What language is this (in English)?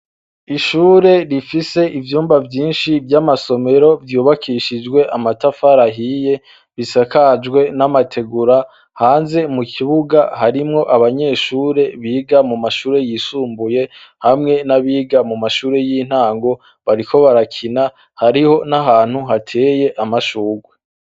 Rundi